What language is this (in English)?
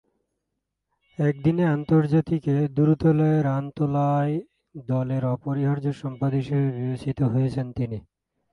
Bangla